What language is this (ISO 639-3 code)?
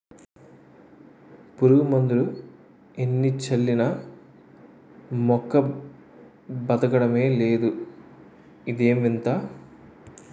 tel